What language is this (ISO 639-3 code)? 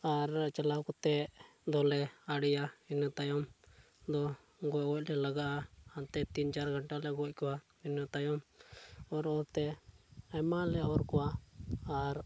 sat